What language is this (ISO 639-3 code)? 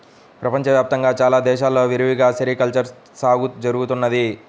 tel